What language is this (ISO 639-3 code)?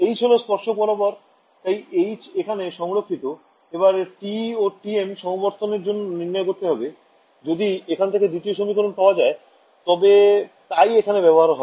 ben